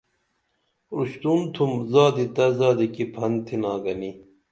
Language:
Dameli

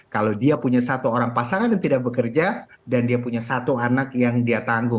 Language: Indonesian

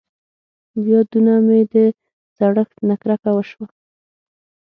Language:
Pashto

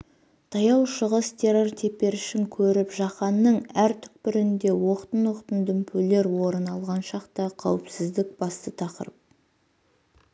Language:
Kazakh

